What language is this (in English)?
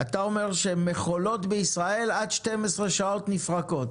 Hebrew